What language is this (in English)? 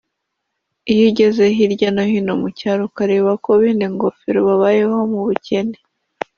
Kinyarwanda